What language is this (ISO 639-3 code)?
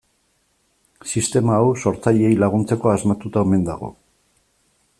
eus